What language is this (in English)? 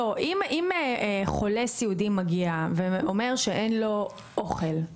Hebrew